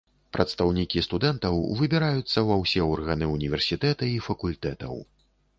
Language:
Belarusian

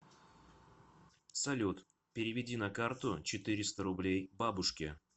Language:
Russian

